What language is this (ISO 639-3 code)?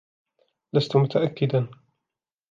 ara